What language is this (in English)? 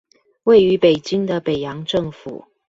Chinese